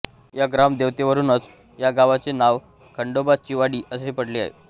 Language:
Marathi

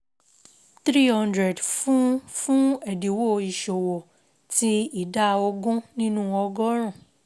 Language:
Yoruba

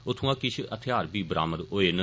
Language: Dogri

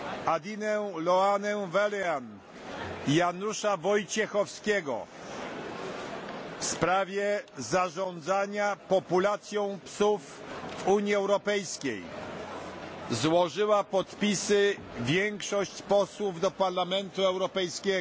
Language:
Polish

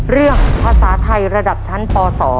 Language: Thai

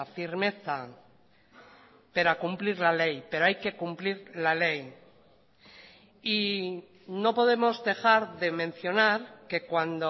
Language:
Spanish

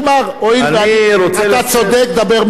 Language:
Hebrew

